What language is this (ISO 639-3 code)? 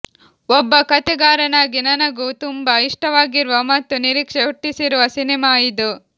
kan